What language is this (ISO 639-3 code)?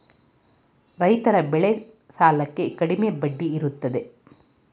kan